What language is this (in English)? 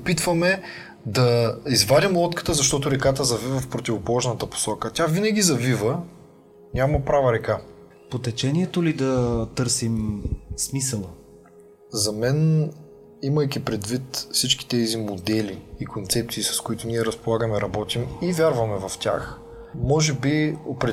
Bulgarian